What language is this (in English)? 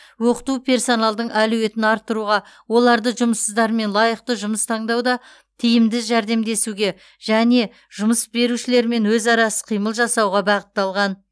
Kazakh